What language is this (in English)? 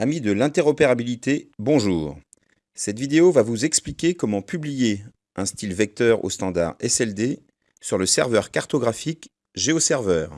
French